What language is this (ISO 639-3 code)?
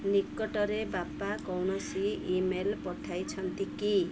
ori